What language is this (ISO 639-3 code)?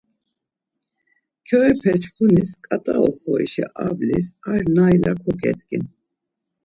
lzz